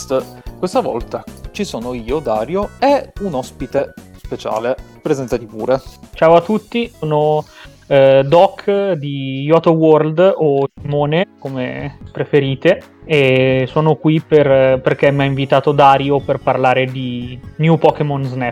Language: Italian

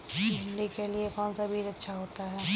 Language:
Hindi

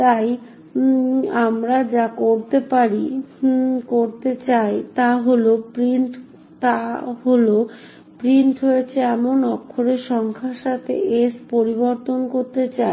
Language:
Bangla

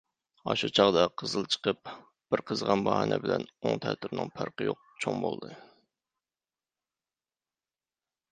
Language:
Uyghur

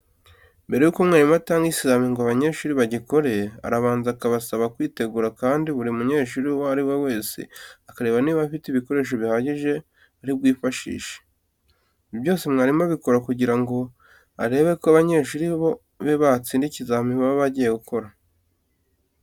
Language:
Kinyarwanda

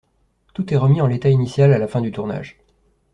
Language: French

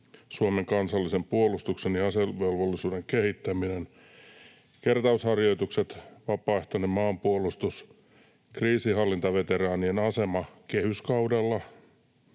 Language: Finnish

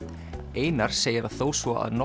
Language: Icelandic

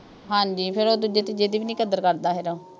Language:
Punjabi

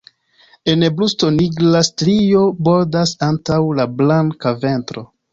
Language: Esperanto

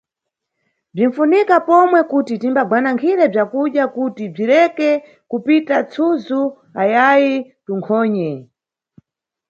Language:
Nyungwe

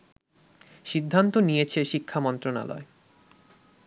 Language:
Bangla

